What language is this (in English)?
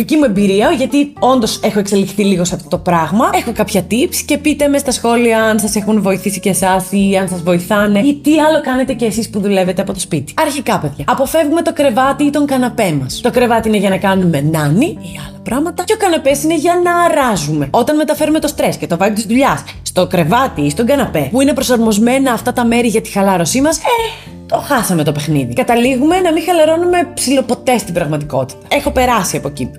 Greek